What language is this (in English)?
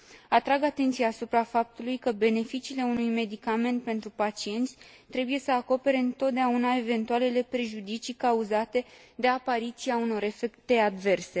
Romanian